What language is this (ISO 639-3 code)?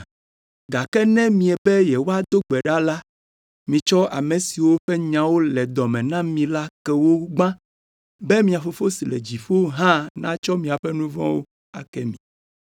ewe